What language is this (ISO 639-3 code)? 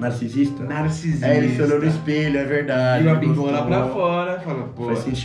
por